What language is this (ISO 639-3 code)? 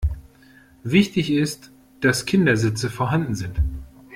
deu